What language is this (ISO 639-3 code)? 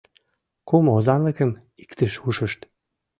chm